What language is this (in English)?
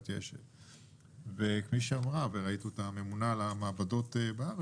Hebrew